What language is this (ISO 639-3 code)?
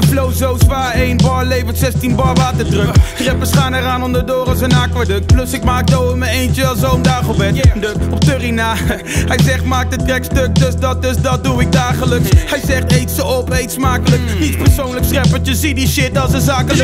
nld